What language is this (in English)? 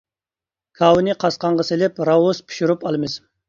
Uyghur